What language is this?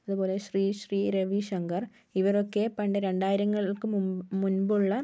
Malayalam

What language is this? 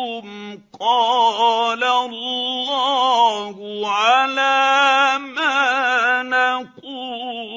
Arabic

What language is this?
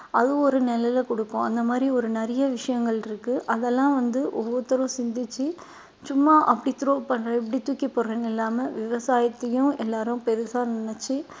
Tamil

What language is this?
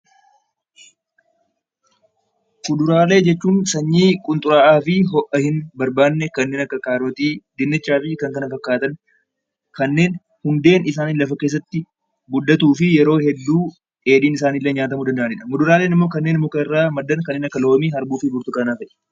Oromo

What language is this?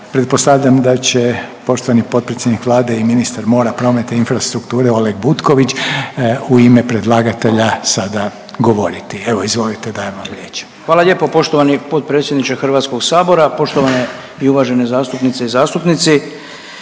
Croatian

